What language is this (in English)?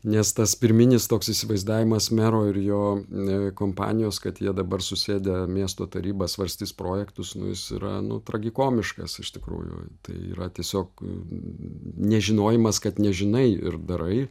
Lithuanian